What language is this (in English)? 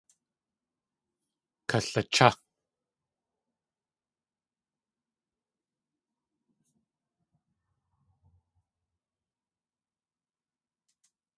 Tlingit